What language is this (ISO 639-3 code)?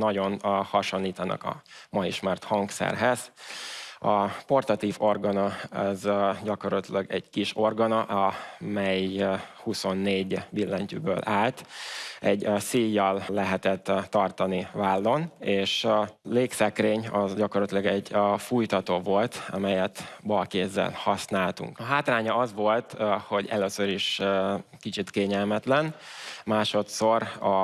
hun